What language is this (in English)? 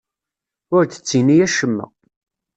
Kabyle